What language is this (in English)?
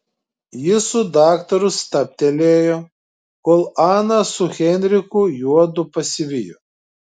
Lithuanian